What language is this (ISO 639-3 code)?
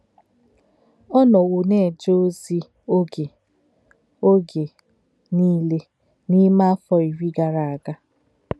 ibo